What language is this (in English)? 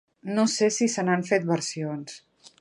Catalan